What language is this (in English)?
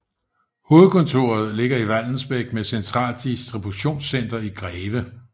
Danish